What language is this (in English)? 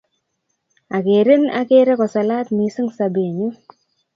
Kalenjin